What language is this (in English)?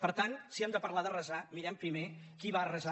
Catalan